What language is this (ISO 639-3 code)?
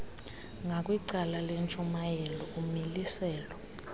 xho